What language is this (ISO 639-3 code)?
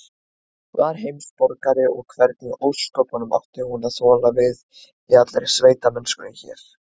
isl